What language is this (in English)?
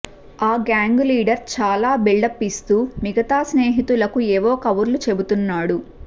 Telugu